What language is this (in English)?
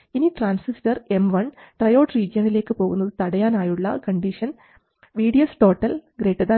Malayalam